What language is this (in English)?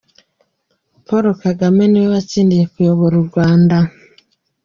Kinyarwanda